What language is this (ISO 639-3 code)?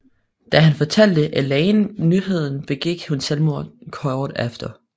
dan